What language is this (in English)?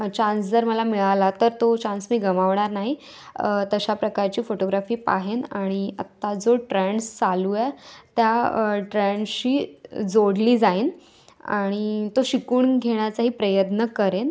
Marathi